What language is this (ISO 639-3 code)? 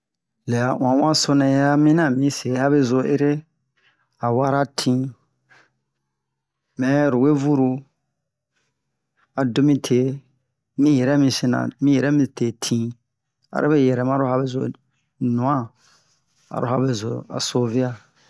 bmq